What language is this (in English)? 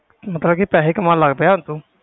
Punjabi